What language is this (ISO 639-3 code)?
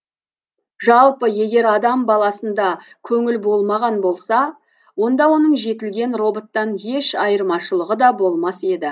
kaz